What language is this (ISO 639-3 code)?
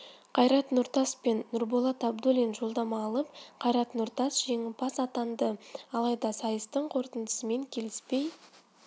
kaz